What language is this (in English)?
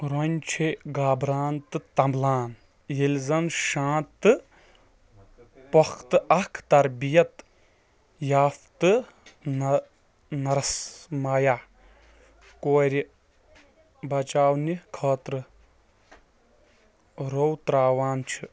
Kashmiri